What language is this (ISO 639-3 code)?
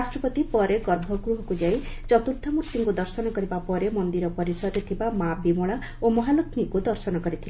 ori